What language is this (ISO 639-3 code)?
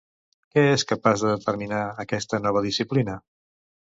cat